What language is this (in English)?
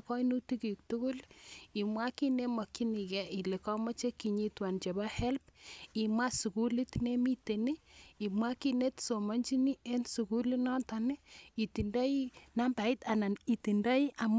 Kalenjin